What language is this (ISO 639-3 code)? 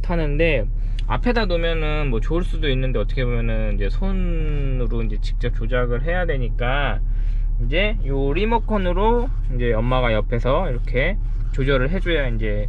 kor